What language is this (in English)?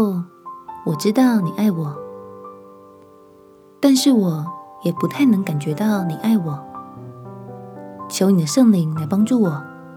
Chinese